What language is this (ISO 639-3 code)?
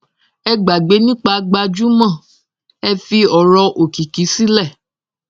yor